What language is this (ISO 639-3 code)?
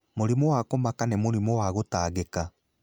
kik